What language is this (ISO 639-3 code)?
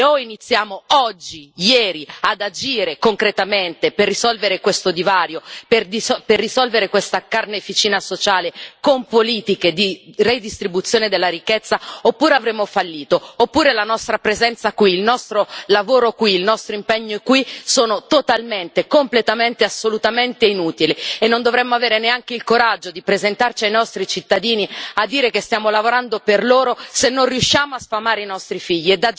ita